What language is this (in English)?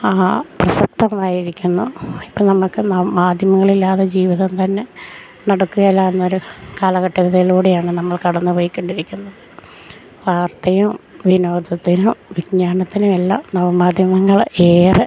Malayalam